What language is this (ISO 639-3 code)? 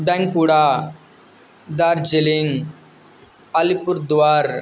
san